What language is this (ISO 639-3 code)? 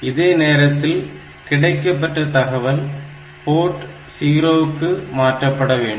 tam